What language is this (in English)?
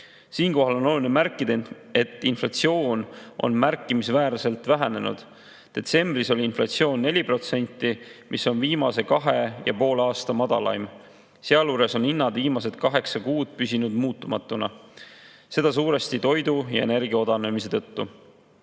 Estonian